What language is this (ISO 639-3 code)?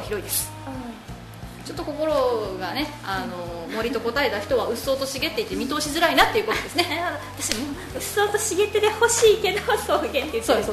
jpn